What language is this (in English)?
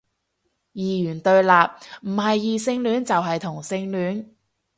Cantonese